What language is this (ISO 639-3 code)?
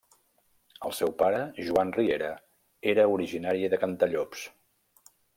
cat